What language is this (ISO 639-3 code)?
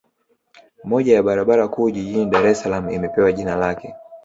swa